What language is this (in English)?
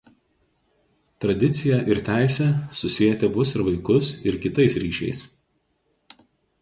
Lithuanian